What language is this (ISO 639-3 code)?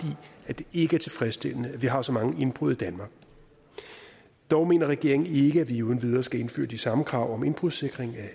dan